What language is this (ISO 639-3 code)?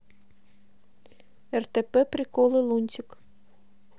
rus